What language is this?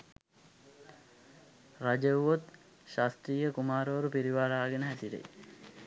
Sinhala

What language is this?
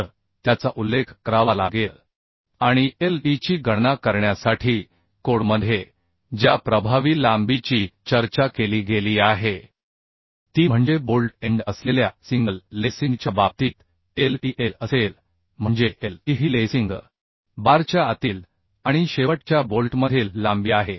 Marathi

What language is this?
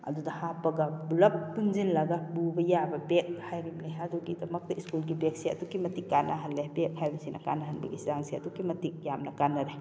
Manipuri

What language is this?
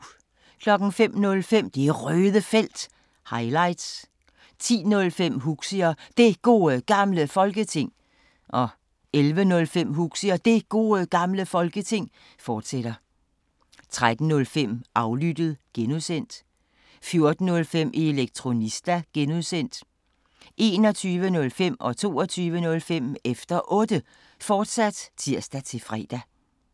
Danish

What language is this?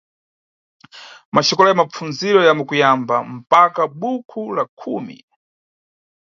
Nyungwe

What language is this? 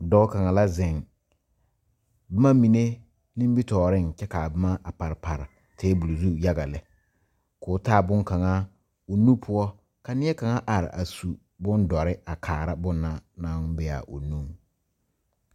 Southern Dagaare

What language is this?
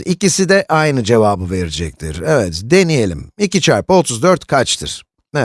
Turkish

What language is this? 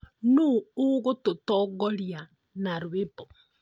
Kikuyu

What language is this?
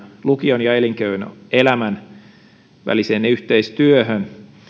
Finnish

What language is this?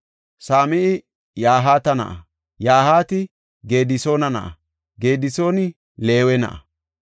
Gofa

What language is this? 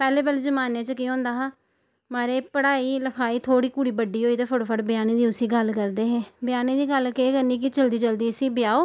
Dogri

